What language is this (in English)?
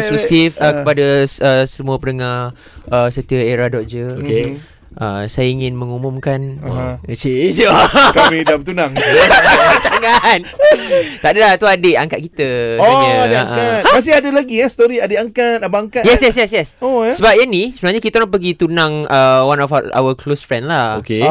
Malay